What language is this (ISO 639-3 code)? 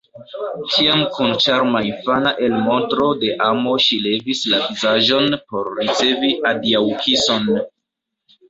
epo